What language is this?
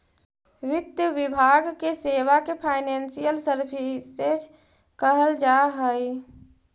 Magahi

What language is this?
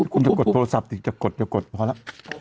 Thai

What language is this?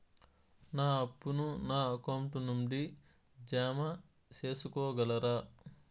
Telugu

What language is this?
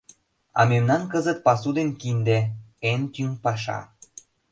Mari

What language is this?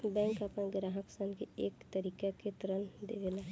Bhojpuri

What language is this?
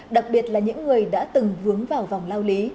Vietnamese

